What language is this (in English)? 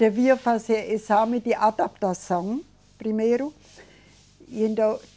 Portuguese